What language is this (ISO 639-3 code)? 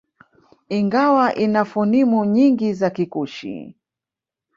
swa